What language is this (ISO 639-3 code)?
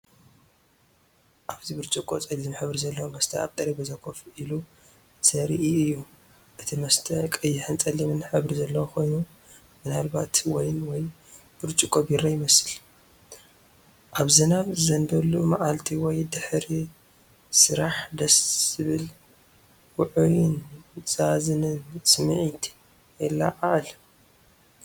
tir